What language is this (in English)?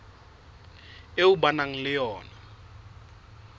Southern Sotho